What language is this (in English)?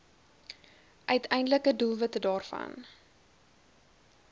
Afrikaans